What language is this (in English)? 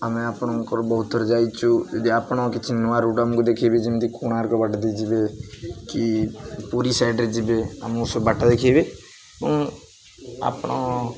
Odia